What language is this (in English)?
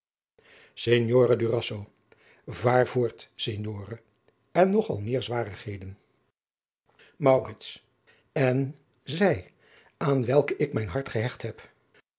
Dutch